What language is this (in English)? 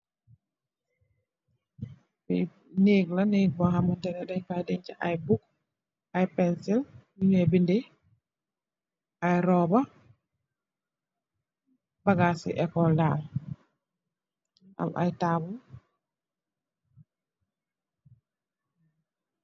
Wolof